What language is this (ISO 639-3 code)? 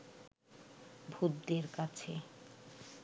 ben